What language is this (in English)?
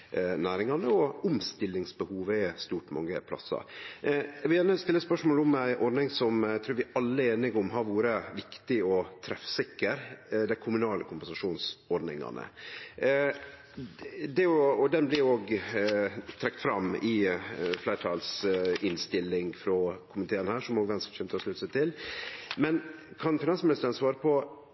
Norwegian Nynorsk